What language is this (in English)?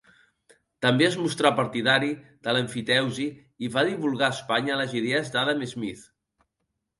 Catalan